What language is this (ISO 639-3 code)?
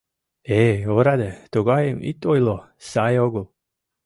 chm